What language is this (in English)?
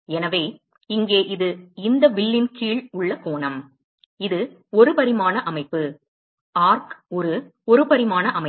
Tamil